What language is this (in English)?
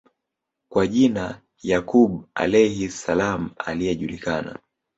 Swahili